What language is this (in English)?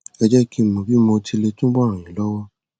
Yoruba